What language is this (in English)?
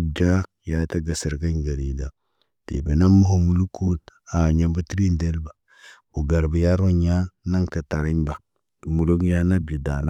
Naba